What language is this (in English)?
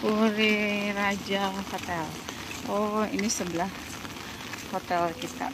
Indonesian